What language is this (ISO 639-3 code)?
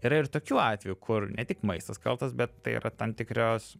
lit